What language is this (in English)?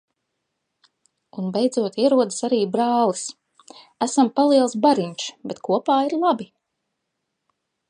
Latvian